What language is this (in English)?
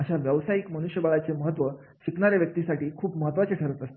Marathi